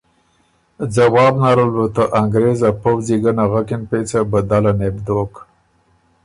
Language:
Ormuri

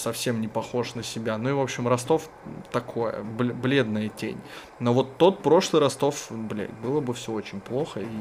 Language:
Russian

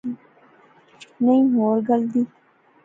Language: Pahari-Potwari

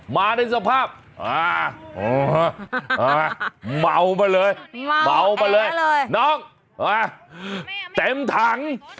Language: Thai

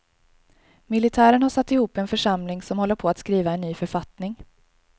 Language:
Swedish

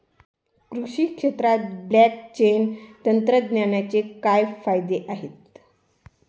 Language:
Marathi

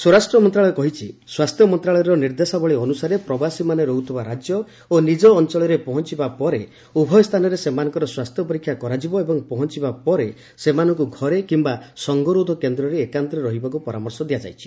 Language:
Odia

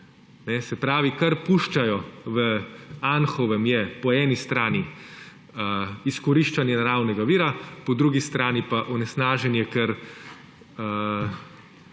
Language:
Slovenian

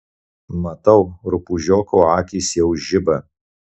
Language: Lithuanian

